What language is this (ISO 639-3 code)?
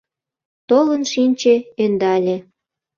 chm